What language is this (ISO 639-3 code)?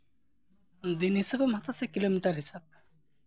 sat